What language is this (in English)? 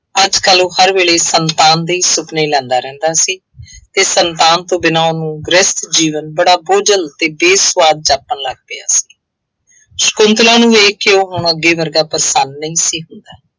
Punjabi